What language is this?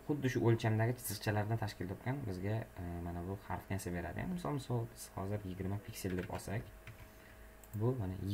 Turkish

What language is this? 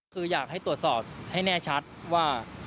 Thai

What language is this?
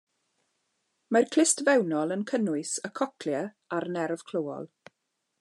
Welsh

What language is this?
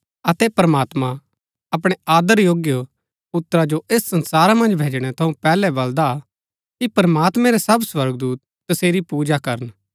Gaddi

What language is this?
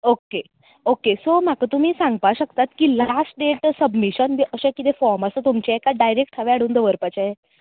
Konkani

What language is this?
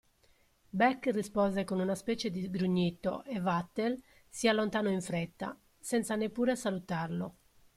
Italian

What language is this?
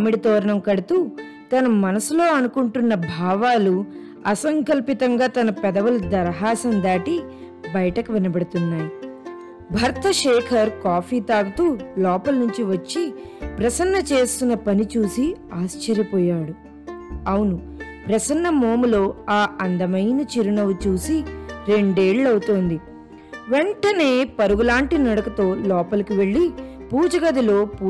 Telugu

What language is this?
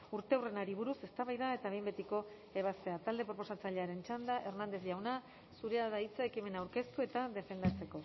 Basque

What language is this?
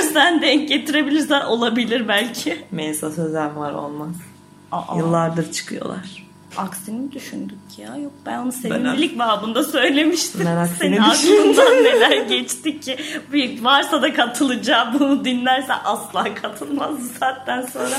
Turkish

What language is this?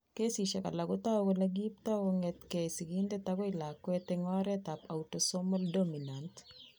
Kalenjin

